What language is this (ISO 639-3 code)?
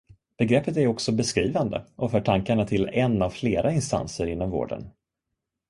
swe